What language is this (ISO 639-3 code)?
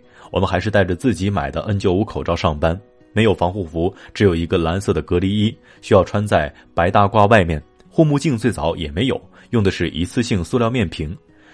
zho